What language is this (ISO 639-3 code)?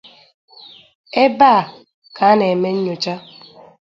ibo